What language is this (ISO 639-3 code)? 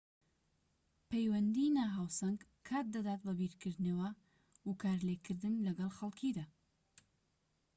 ckb